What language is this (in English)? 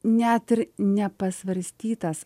Lithuanian